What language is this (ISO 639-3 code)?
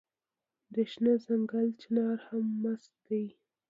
pus